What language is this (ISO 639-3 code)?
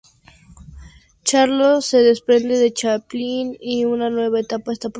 spa